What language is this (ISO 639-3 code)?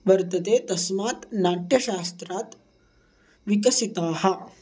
san